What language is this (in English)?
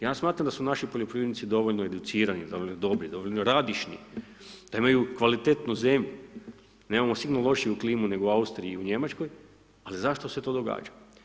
Croatian